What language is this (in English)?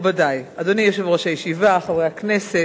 Hebrew